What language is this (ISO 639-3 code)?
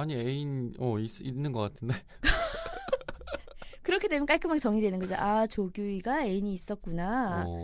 kor